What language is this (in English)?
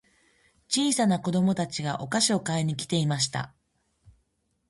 Japanese